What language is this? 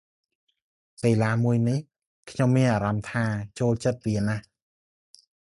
Khmer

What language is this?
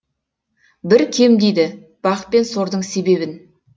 Kazakh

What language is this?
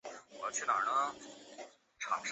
Chinese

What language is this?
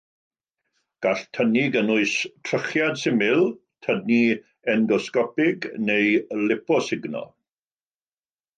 Welsh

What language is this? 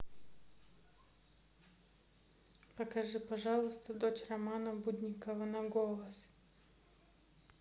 Russian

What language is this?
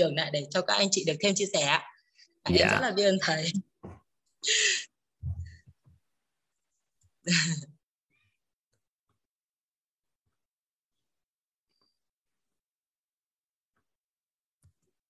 Vietnamese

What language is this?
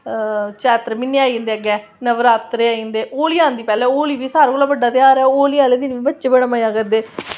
Dogri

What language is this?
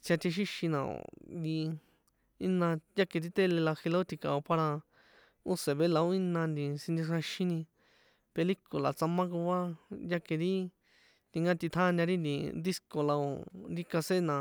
San Juan Atzingo Popoloca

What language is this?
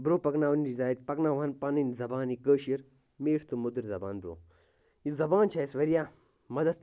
Kashmiri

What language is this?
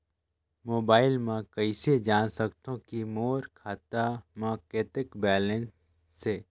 Chhattisgarhi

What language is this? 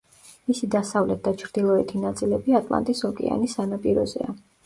Georgian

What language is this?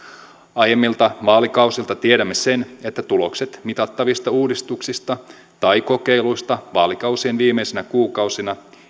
Finnish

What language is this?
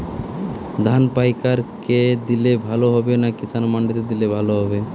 Bangla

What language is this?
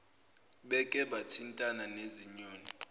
Zulu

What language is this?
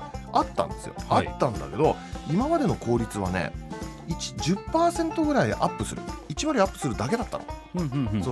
Japanese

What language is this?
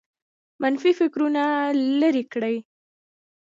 Pashto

